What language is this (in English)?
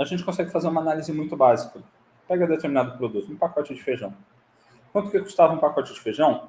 Portuguese